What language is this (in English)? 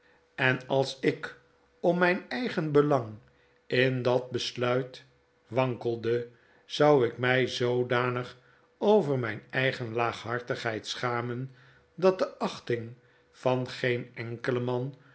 Dutch